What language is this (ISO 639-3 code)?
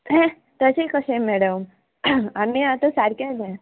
kok